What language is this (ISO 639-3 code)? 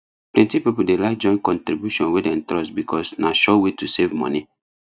pcm